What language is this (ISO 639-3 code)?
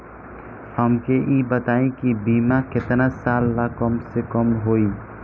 bho